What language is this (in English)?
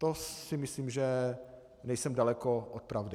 Czech